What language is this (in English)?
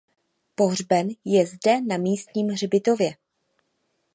Czech